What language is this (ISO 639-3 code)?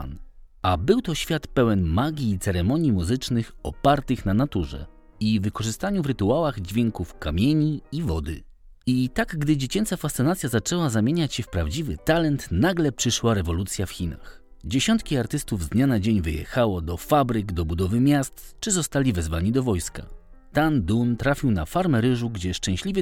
pol